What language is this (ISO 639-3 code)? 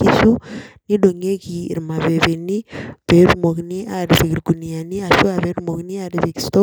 mas